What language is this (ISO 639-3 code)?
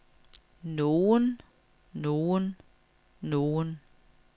dan